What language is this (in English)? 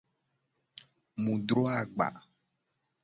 Gen